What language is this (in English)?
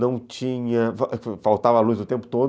Portuguese